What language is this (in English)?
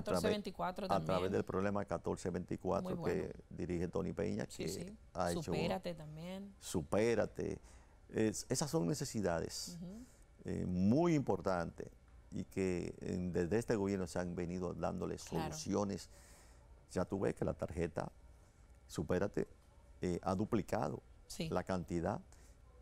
Spanish